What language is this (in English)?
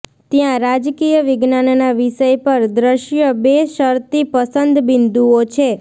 Gujarati